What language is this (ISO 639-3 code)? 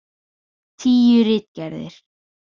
isl